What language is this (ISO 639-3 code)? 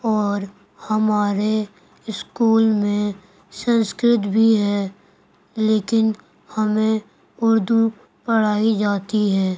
urd